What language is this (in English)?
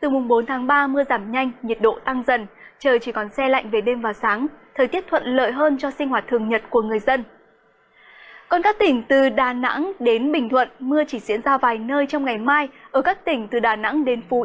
Vietnamese